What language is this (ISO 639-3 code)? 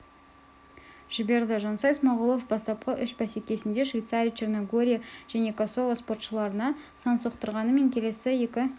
kaz